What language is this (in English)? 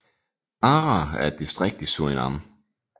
Danish